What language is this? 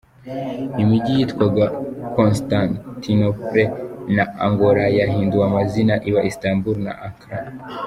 Kinyarwanda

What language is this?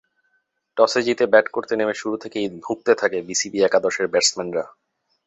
Bangla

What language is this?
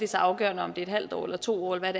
Danish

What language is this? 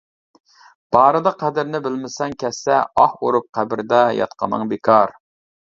Uyghur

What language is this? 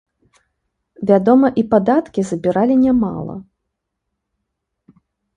Belarusian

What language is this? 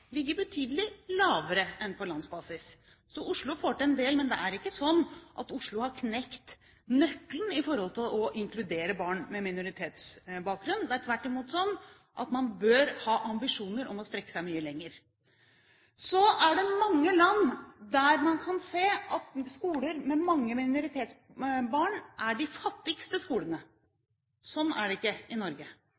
Norwegian Bokmål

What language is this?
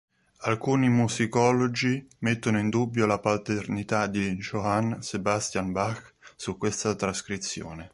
Italian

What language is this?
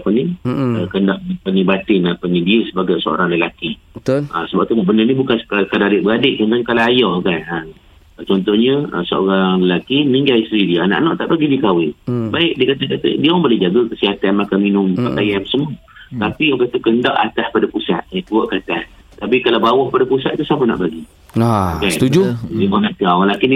Malay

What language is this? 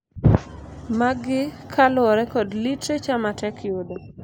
Luo (Kenya and Tanzania)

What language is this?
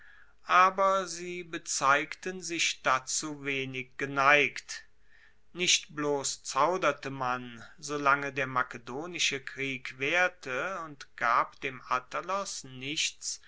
German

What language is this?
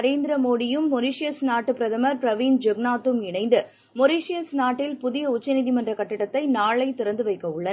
Tamil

